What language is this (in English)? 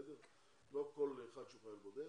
Hebrew